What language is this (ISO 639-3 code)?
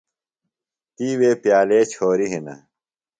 phl